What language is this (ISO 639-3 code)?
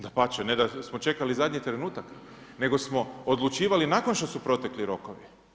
hrv